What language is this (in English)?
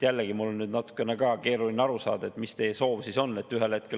Estonian